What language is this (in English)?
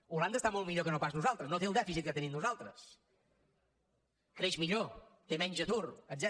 Catalan